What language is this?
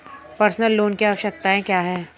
Hindi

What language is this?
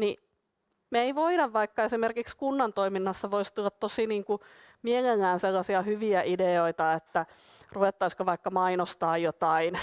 Finnish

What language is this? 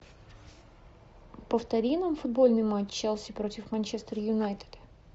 Russian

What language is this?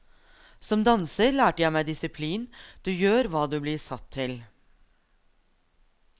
Norwegian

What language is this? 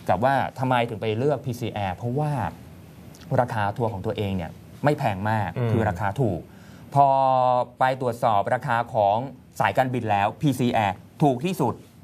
Thai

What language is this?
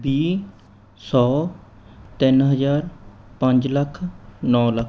Punjabi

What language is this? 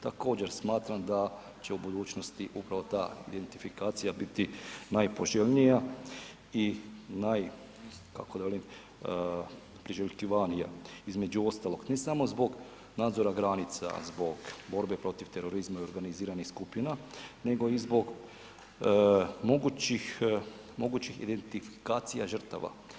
Croatian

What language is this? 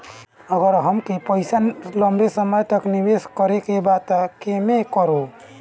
Bhojpuri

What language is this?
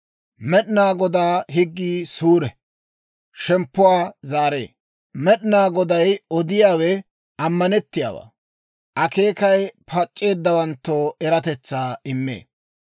Dawro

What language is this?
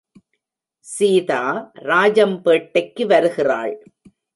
Tamil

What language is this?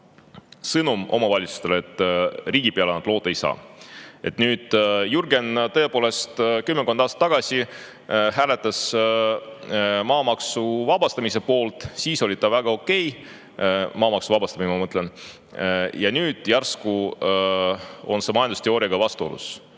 Estonian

